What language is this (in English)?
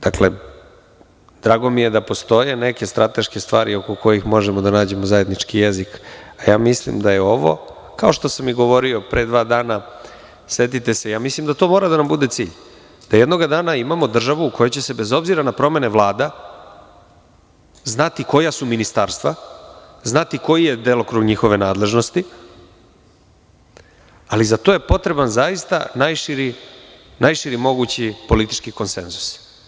Serbian